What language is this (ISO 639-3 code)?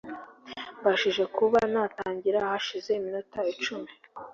kin